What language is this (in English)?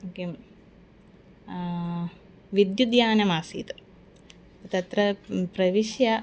Sanskrit